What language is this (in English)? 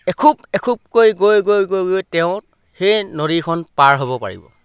Assamese